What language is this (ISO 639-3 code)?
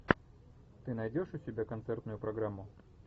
rus